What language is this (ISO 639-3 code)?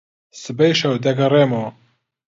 ckb